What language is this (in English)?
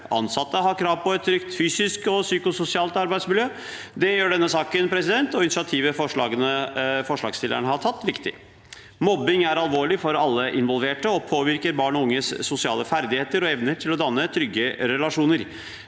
Norwegian